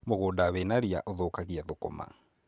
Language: Kikuyu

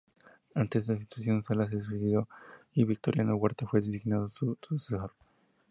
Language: Spanish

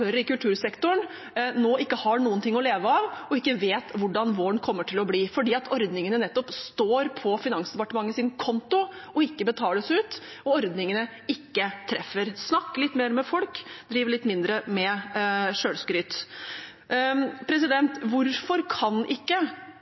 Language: Norwegian Bokmål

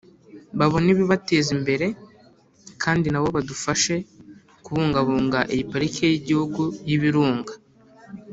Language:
Kinyarwanda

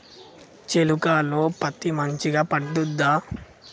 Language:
Telugu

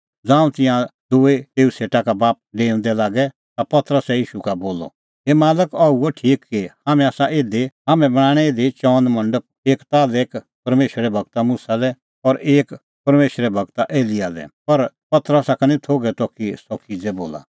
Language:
Kullu Pahari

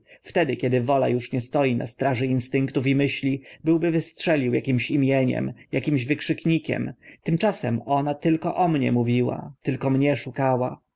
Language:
Polish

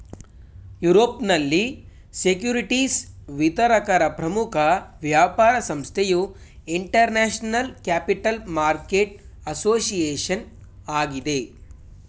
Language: Kannada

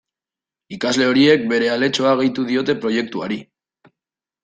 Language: Basque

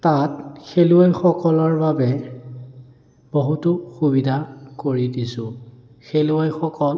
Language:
Assamese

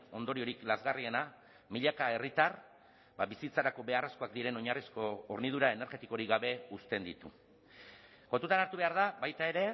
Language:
Basque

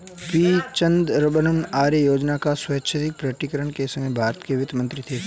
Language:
Hindi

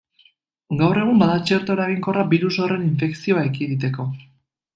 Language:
Basque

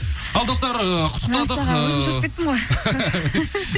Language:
Kazakh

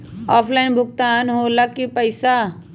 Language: Magahi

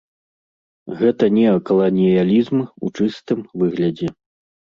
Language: Belarusian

